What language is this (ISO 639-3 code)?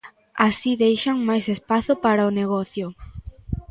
glg